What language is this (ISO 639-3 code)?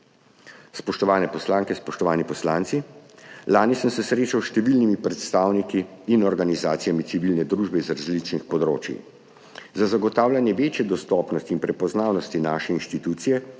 slv